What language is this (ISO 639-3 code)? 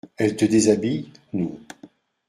fra